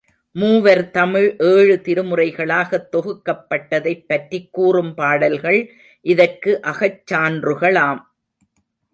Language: Tamil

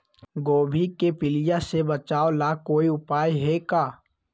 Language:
Magahi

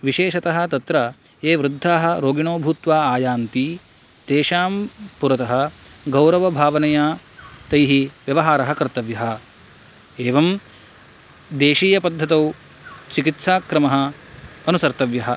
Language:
Sanskrit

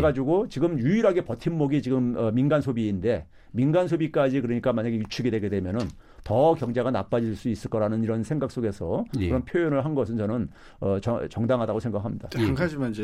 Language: Korean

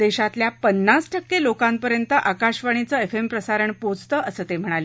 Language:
Marathi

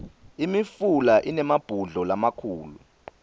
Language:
Swati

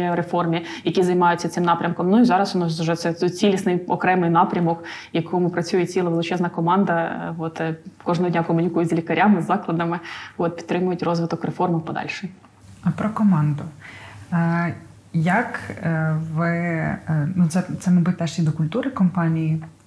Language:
Ukrainian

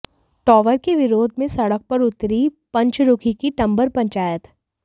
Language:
Hindi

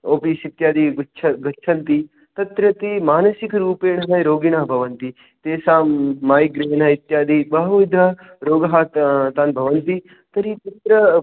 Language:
Sanskrit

